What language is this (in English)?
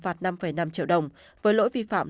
Vietnamese